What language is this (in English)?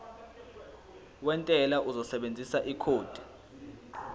Zulu